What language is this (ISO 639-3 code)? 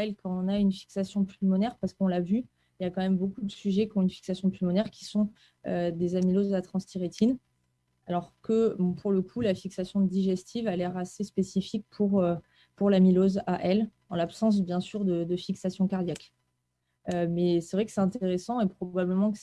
fra